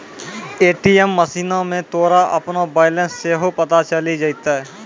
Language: Maithili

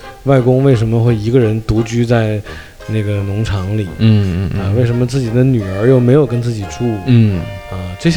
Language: Chinese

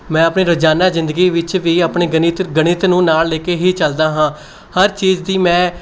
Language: Punjabi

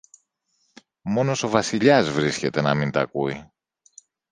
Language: Greek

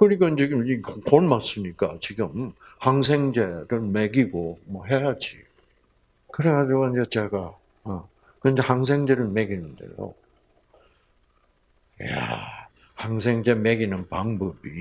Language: Korean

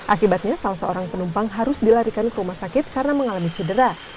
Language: Indonesian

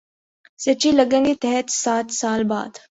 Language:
Urdu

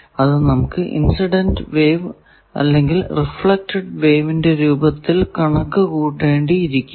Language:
Malayalam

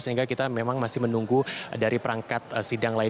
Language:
Indonesian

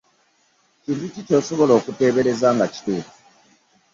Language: Ganda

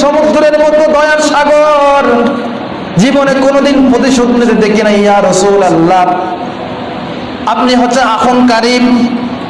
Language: Indonesian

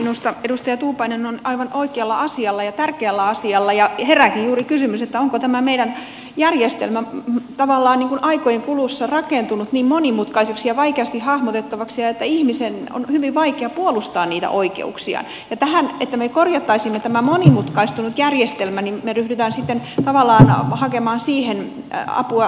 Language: Finnish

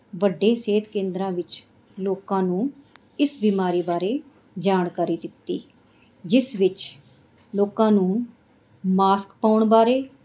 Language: Punjabi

